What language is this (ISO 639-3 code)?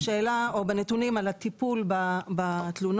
heb